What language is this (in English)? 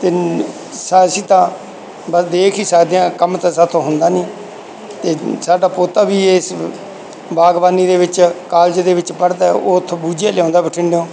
Punjabi